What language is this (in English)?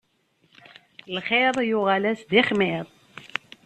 Kabyle